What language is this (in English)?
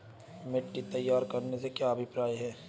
Hindi